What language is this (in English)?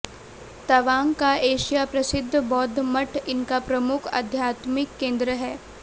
Hindi